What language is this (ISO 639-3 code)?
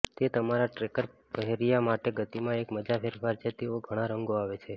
guj